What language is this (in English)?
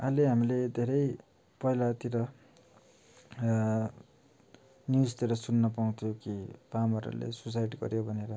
Nepali